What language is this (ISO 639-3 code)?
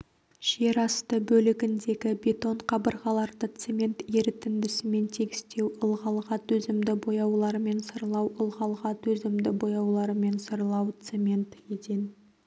kaz